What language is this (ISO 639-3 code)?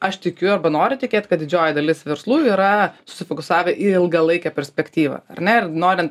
lit